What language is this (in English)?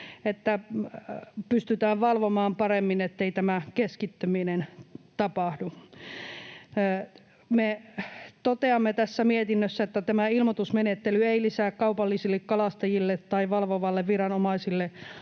Finnish